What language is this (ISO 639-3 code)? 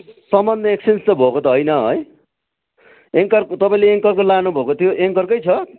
nep